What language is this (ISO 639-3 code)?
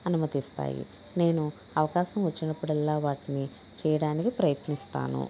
tel